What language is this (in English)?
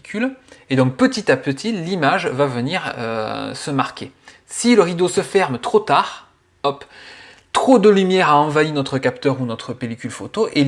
French